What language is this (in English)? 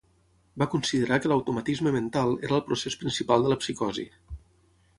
Catalan